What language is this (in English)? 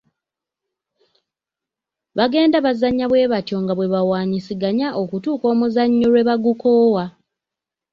Ganda